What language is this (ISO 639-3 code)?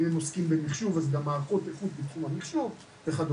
heb